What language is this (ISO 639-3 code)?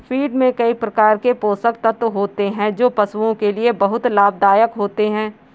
hin